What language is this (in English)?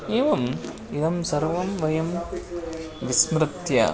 Sanskrit